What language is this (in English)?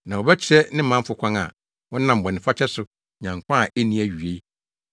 Akan